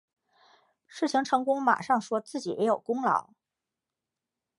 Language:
Chinese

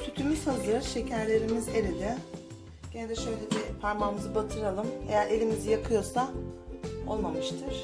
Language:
Turkish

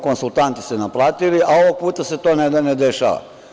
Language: Serbian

